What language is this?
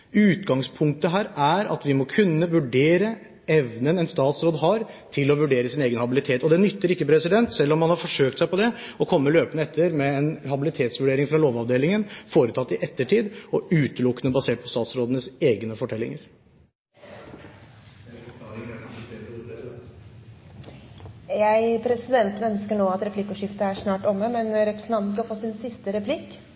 Norwegian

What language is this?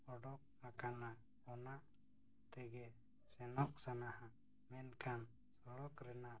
Santali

